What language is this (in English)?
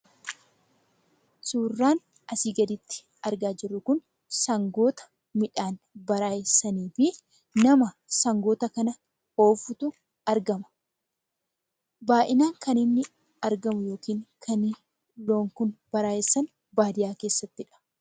Oromo